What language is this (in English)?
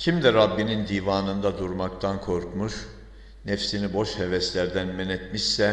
Turkish